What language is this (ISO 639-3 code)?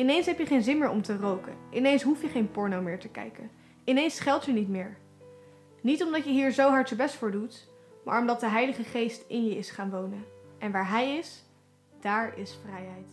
nld